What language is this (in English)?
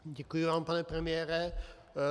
Czech